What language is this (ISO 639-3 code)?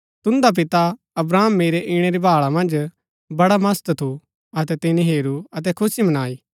gbk